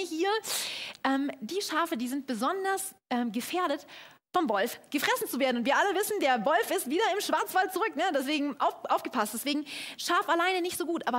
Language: German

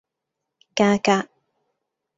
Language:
Cantonese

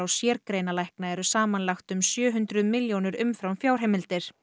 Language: Icelandic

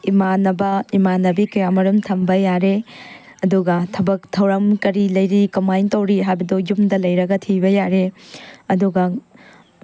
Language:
Manipuri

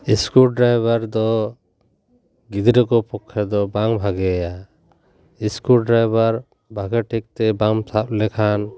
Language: Santali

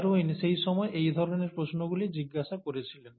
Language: Bangla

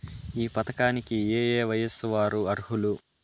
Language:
Telugu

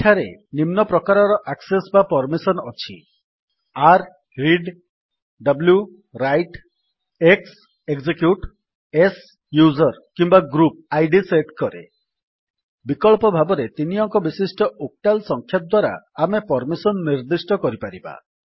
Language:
Odia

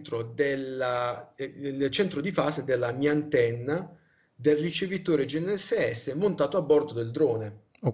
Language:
Italian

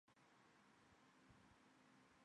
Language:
Chinese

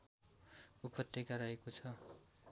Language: Nepali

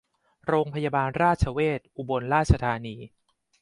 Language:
Thai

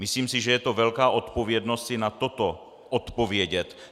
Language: Czech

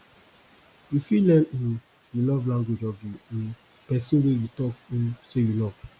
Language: Nigerian Pidgin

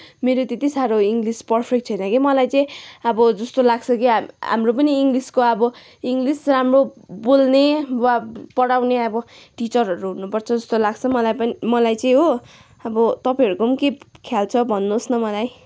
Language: Nepali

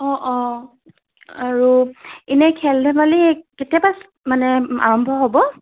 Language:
Assamese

